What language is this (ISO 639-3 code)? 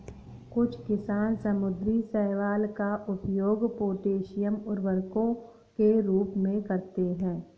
hin